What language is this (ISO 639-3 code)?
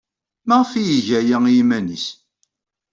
kab